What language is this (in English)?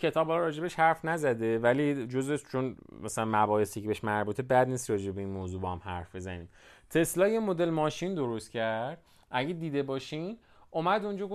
Persian